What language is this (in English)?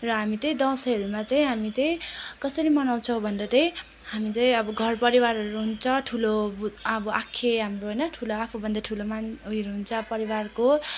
Nepali